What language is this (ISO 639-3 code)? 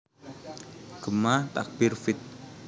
jav